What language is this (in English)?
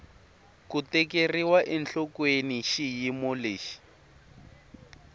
Tsonga